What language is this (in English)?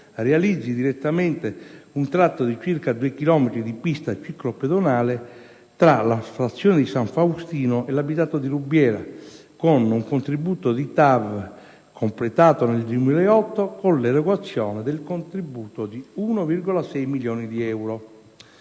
Italian